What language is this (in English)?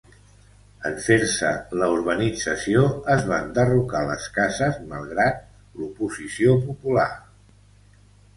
Catalan